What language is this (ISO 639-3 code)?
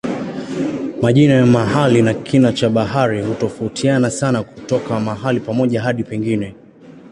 swa